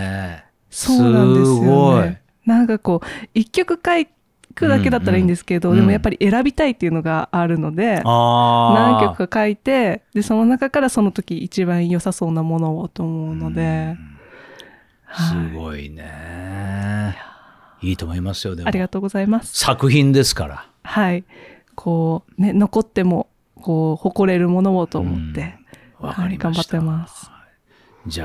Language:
Japanese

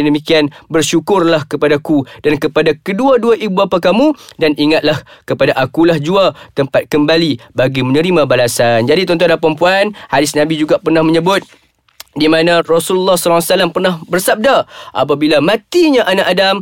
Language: Malay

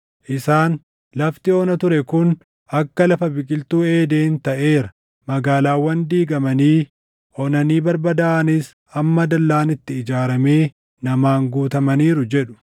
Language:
Oromo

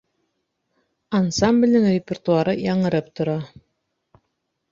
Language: Bashkir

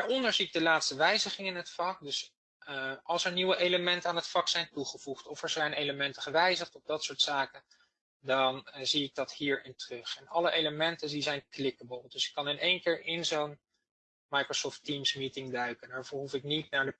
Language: Dutch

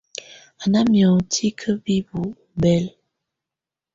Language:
Tunen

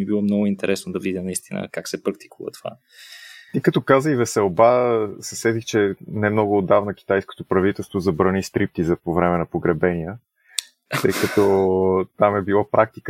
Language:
Bulgarian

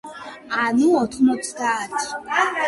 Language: Georgian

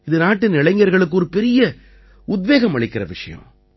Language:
Tamil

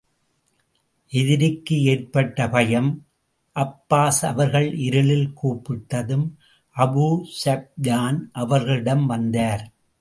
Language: Tamil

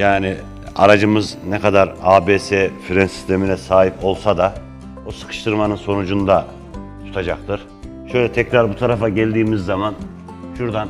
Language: Turkish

